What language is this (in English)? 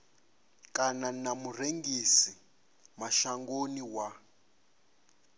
Venda